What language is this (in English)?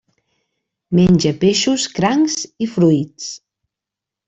Catalan